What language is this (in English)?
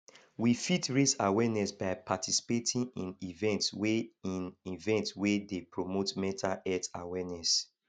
Nigerian Pidgin